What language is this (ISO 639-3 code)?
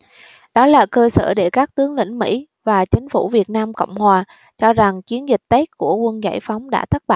vie